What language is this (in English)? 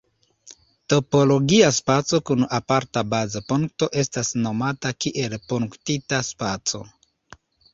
Esperanto